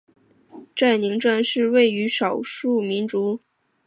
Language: Chinese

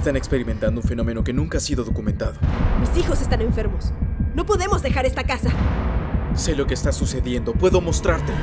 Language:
Spanish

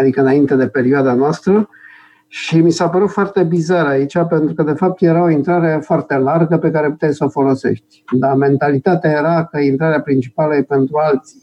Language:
Romanian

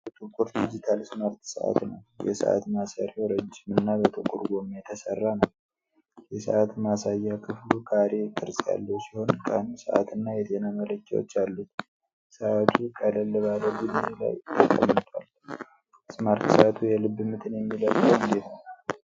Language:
Amharic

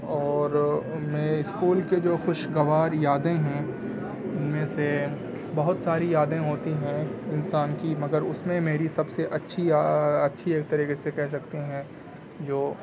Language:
Urdu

